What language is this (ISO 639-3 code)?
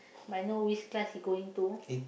eng